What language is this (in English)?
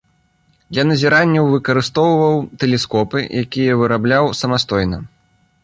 Belarusian